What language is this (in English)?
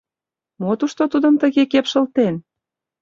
Mari